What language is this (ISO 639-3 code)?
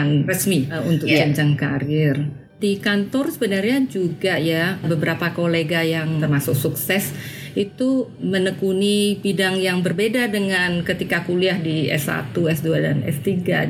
ind